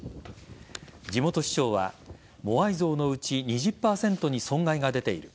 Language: Japanese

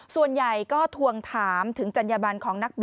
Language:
Thai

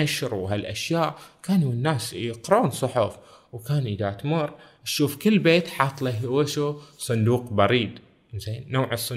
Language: Arabic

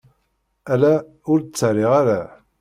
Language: Kabyle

